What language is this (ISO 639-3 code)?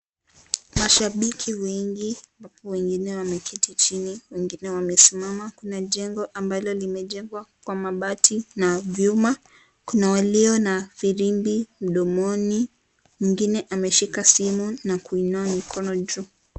swa